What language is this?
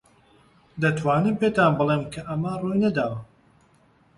Central Kurdish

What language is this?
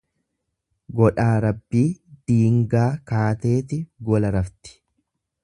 Oromo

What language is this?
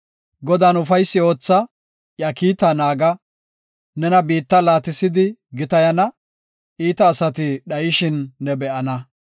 Gofa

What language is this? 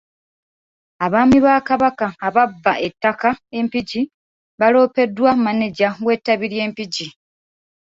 Ganda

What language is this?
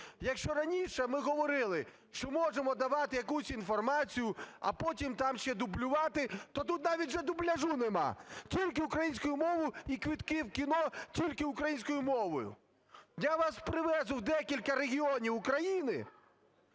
Ukrainian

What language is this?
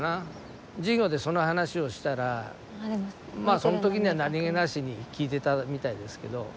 Japanese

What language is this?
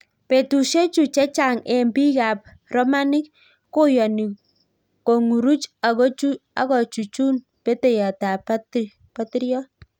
Kalenjin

